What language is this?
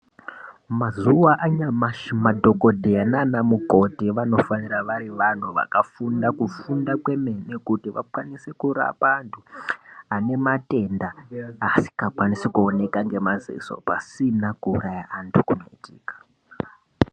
Ndau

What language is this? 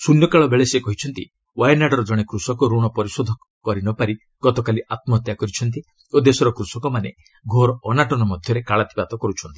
Odia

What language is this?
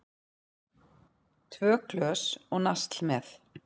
Icelandic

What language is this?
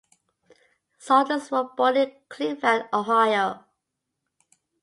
English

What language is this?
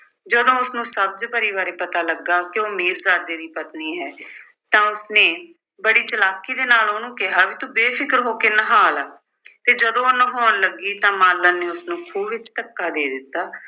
Punjabi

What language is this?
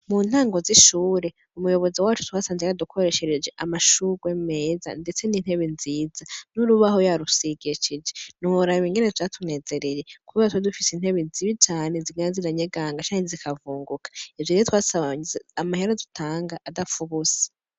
Rundi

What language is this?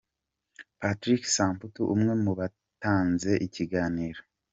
Kinyarwanda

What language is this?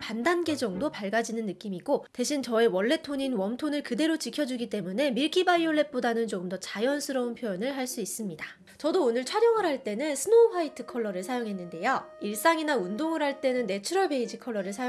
Korean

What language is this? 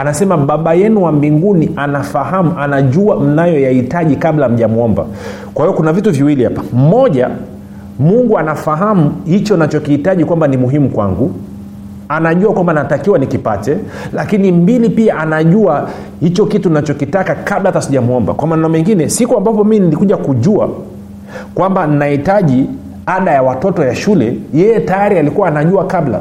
Swahili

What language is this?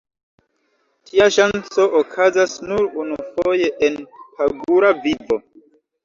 Esperanto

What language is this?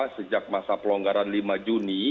Indonesian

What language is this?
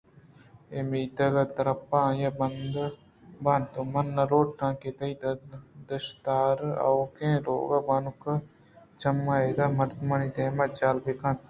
Eastern Balochi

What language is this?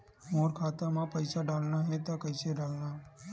Chhattisgarhi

